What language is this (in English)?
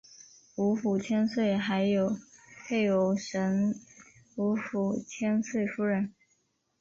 Chinese